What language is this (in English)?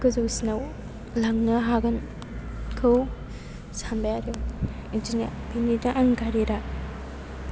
Bodo